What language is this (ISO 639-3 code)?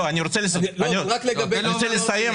heb